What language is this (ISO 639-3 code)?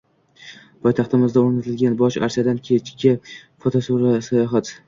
uzb